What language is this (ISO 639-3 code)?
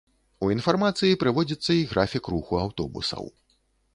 bel